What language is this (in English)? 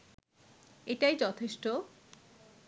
Bangla